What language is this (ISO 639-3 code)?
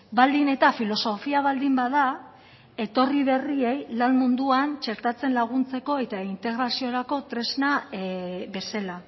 eus